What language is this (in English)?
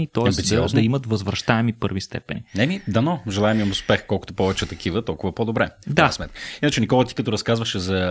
Bulgarian